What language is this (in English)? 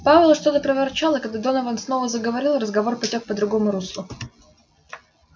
Russian